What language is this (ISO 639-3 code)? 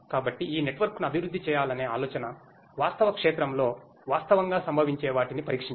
tel